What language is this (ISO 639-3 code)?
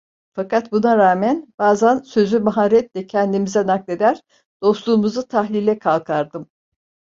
tur